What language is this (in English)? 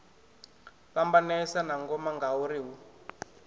Venda